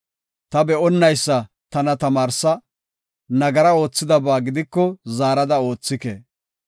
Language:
Gofa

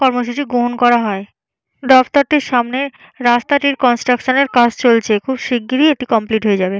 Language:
Bangla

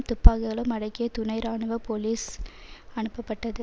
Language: Tamil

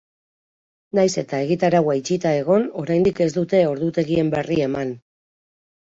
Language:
Basque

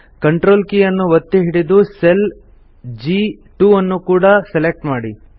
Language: Kannada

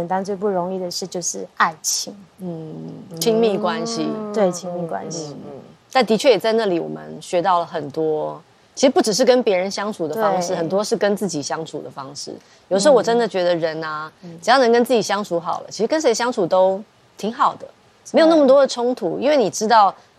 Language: Chinese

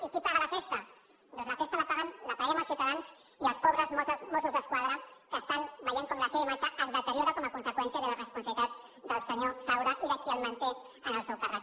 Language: Catalan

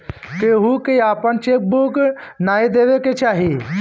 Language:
Bhojpuri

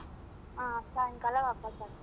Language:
Kannada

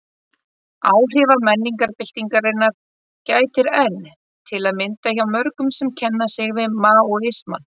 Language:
Icelandic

